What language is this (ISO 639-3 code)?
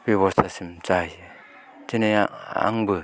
brx